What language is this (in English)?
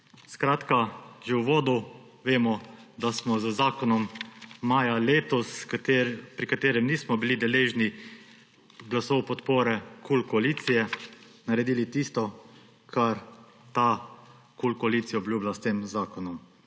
Slovenian